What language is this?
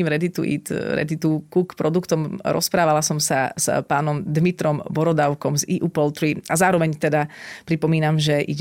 Slovak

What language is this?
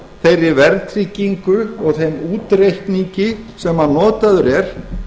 Icelandic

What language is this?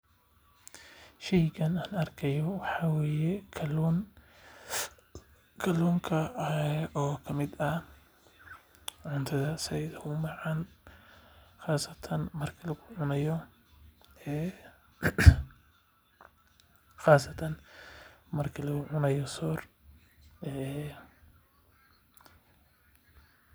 Somali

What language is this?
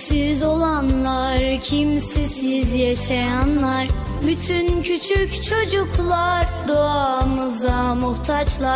Turkish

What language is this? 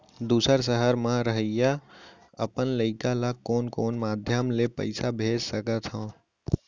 Chhattisgarhi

